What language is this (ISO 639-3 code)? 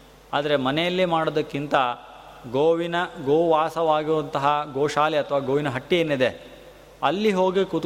kan